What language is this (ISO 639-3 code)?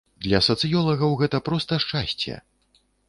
bel